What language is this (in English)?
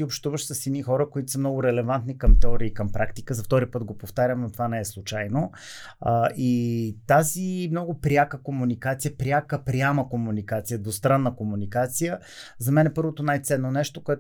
Bulgarian